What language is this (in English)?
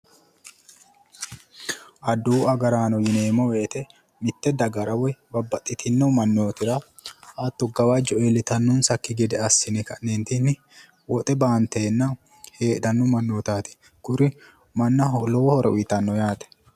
Sidamo